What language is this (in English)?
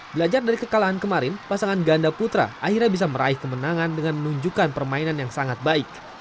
Indonesian